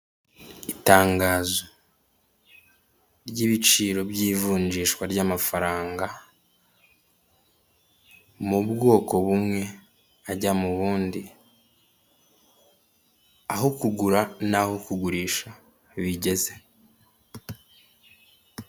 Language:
Kinyarwanda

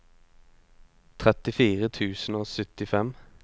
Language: Norwegian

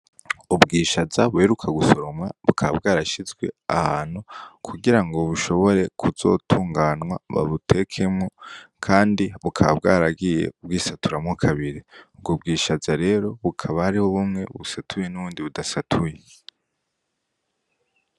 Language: Rundi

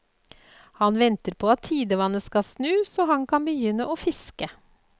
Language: Norwegian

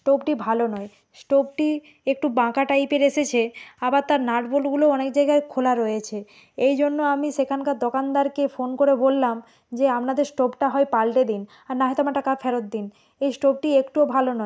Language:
Bangla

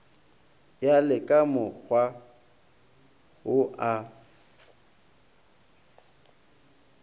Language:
Northern Sotho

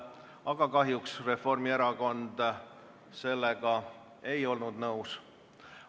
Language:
Estonian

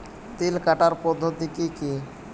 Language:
Bangla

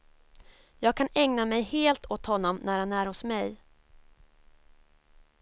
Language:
Swedish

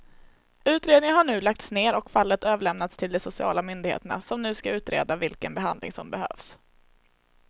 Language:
Swedish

